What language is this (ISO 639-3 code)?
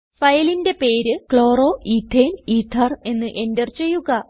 mal